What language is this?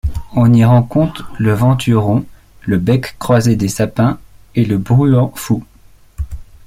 French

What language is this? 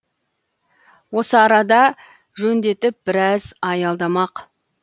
Kazakh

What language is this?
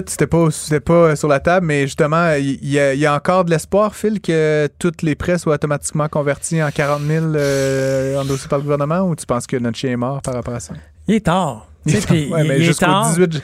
French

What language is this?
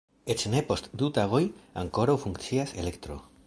Esperanto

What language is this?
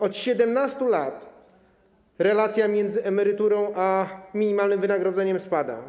Polish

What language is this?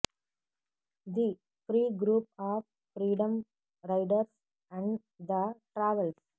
Telugu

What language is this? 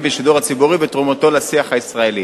Hebrew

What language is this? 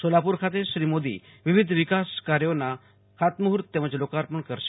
Gujarati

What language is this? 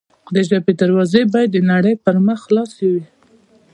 Pashto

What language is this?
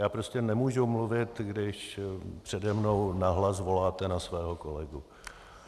Czech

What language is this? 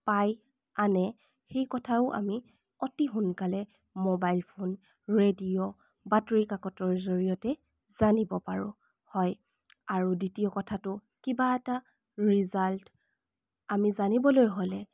Assamese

